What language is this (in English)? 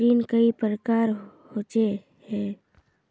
Magahi